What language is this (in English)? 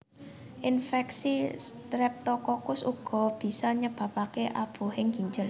Javanese